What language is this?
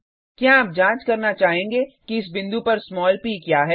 Hindi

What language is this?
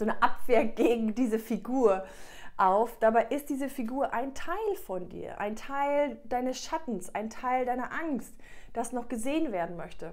German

